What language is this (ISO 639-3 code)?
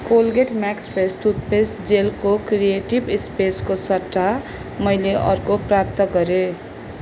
nep